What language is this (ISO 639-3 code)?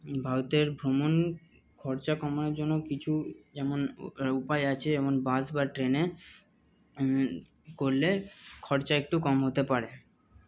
ben